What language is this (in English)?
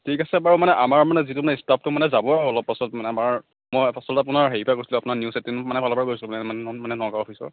Assamese